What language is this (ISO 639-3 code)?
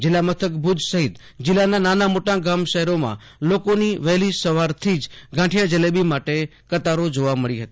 guj